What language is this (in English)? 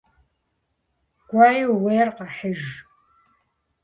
Kabardian